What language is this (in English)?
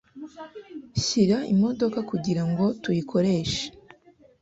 Kinyarwanda